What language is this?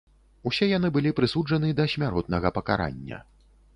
Belarusian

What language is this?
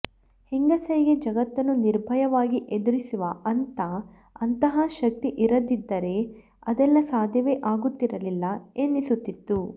Kannada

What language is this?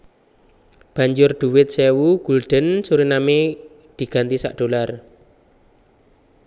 Javanese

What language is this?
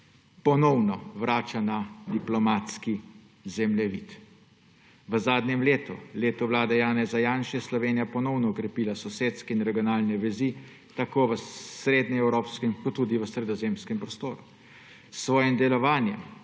Slovenian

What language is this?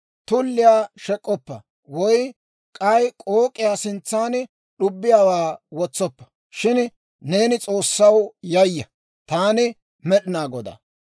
Dawro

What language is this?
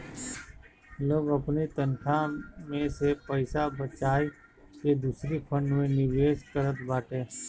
Bhojpuri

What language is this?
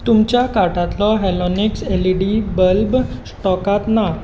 Konkani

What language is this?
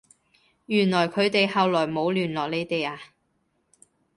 Cantonese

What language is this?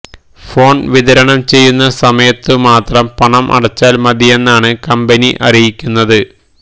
Malayalam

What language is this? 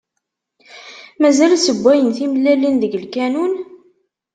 Kabyle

